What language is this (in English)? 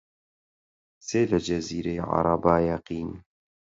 Central Kurdish